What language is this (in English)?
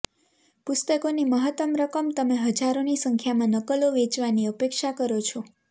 Gujarati